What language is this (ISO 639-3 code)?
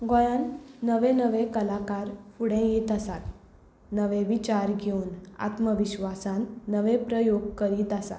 kok